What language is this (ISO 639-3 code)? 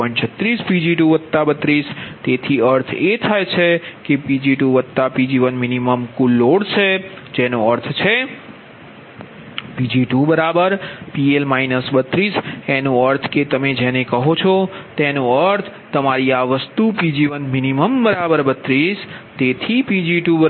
guj